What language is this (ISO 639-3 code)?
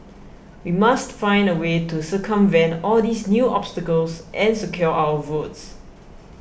eng